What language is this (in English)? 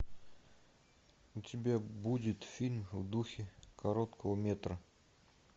Russian